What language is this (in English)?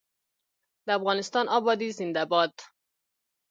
Pashto